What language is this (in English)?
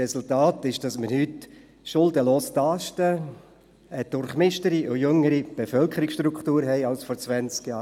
Swiss German